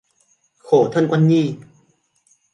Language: Vietnamese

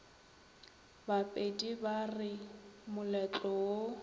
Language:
Northern Sotho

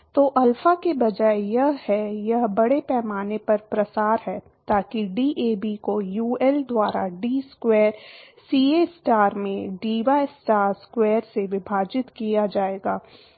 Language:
Hindi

